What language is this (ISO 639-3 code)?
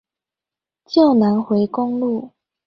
zho